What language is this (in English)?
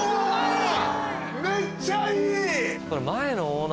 Japanese